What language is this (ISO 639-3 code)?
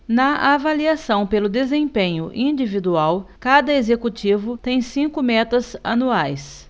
por